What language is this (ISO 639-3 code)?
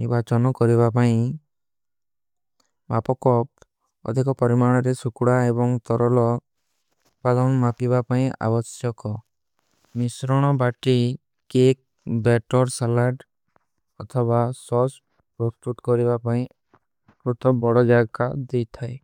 uki